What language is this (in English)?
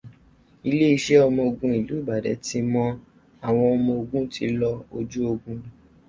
Yoruba